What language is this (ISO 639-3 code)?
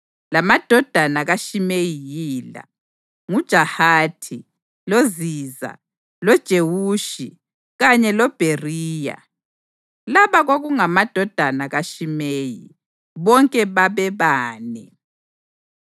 nde